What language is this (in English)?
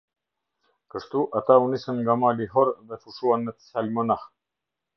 Albanian